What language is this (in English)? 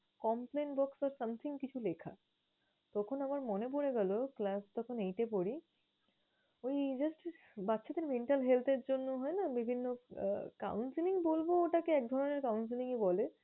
Bangla